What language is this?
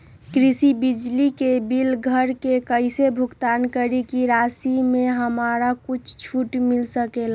Magahi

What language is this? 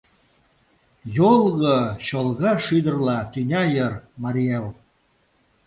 Mari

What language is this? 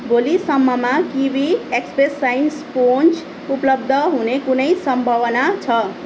Nepali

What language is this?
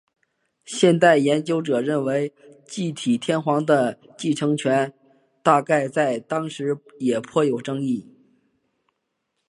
Chinese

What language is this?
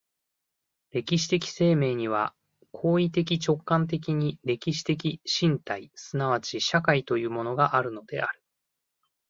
Japanese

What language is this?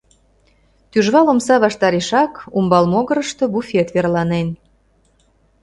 Mari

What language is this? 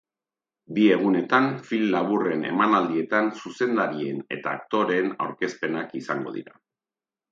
Basque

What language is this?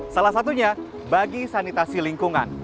Indonesian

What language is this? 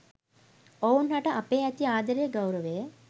Sinhala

